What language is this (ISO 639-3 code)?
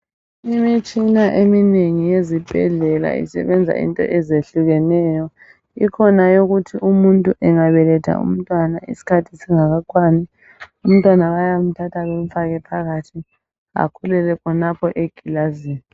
nde